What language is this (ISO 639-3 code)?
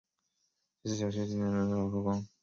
zho